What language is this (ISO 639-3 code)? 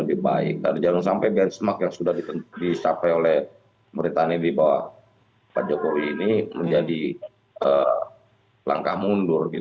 ind